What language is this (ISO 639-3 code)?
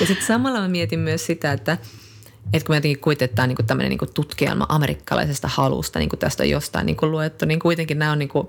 fin